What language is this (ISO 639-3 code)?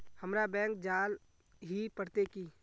mag